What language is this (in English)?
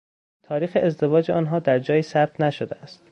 Persian